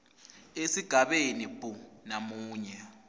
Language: Swati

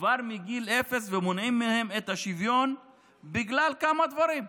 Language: Hebrew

